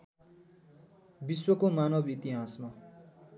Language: Nepali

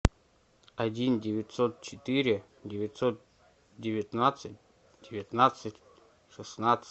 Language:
Russian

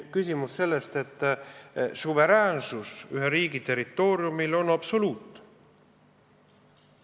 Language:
Estonian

